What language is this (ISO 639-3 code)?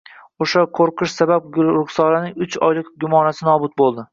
uzb